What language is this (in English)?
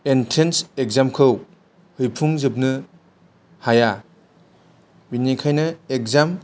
Bodo